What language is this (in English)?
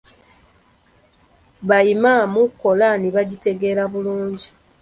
Ganda